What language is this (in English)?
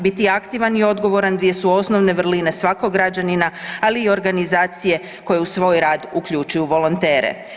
Croatian